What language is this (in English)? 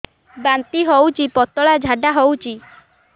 Odia